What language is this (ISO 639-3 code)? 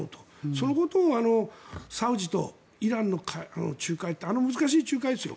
jpn